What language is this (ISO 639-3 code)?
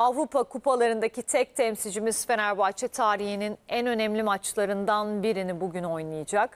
tur